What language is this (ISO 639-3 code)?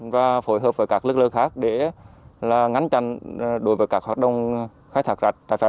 vie